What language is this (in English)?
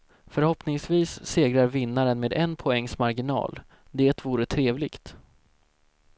Swedish